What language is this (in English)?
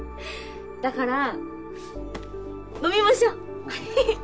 Japanese